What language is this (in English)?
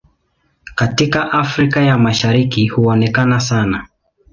Swahili